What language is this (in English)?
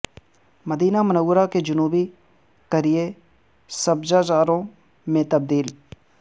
Urdu